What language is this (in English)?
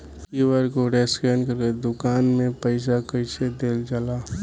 Bhojpuri